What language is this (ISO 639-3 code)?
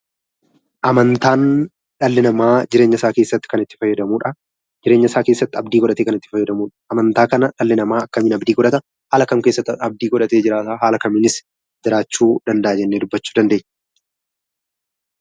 orm